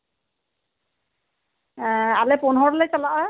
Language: Santali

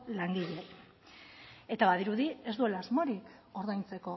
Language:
Basque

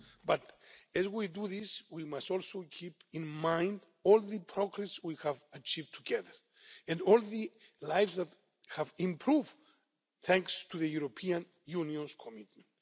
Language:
English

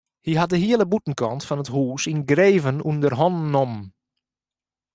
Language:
Western Frisian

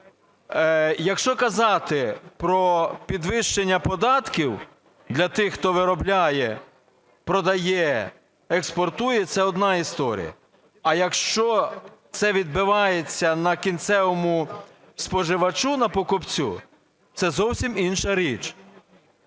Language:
Ukrainian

